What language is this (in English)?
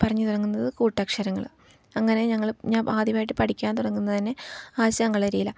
Malayalam